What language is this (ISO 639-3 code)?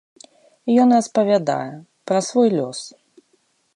bel